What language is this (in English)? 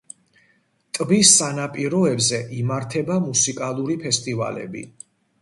Georgian